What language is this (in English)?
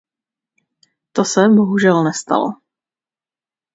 Czech